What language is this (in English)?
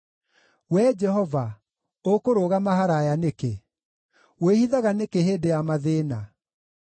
Kikuyu